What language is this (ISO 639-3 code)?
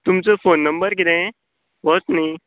kok